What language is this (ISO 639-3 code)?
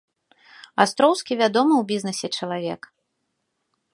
bel